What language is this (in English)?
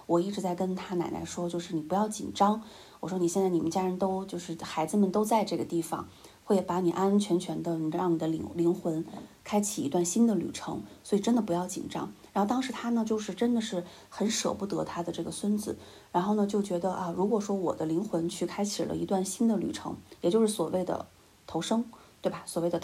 Chinese